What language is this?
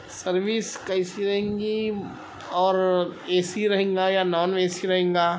Urdu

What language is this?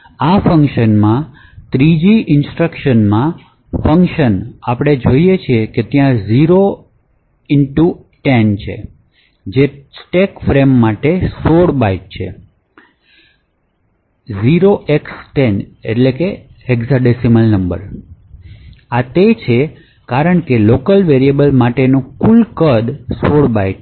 Gujarati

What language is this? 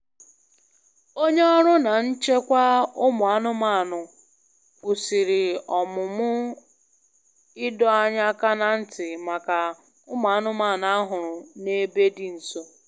Igbo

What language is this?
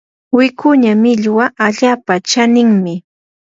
Yanahuanca Pasco Quechua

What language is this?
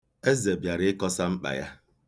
Igbo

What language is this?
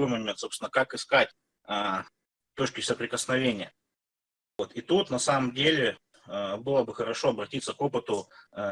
Russian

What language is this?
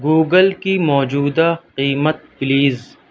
Urdu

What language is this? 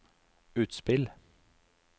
Norwegian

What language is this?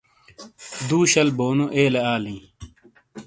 Shina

